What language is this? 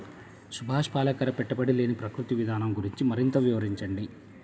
Telugu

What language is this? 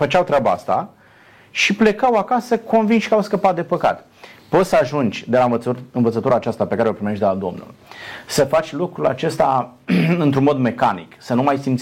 Romanian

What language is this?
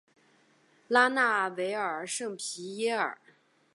Chinese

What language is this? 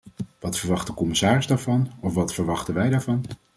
Dutch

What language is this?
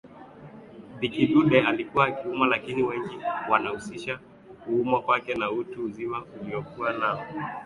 Swahili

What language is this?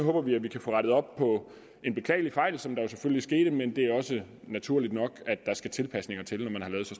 Danish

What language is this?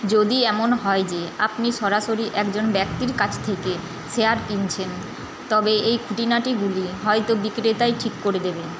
Bangla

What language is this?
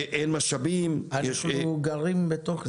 Hebrew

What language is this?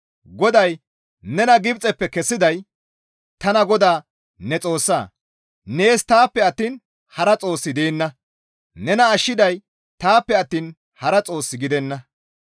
Gamo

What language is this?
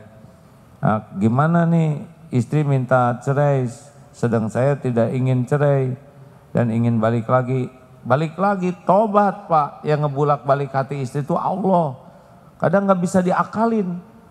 Indonesian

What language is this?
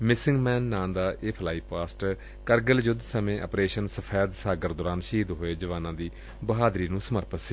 Punjabi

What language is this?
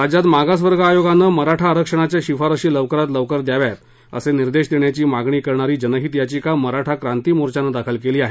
Marathi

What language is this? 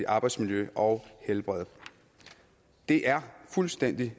Danish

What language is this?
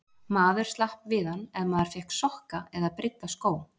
Icelandic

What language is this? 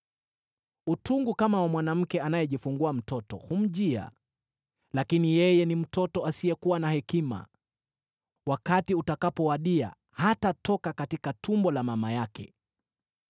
Swahili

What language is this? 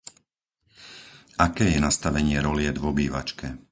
Slovak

